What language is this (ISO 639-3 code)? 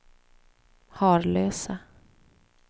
swe